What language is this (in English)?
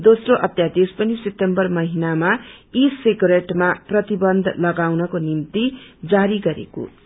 Nepali